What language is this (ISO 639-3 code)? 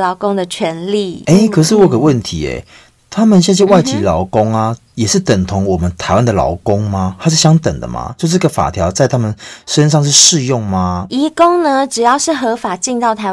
zho